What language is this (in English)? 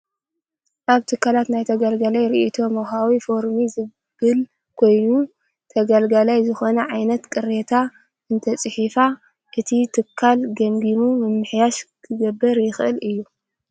Tigrinya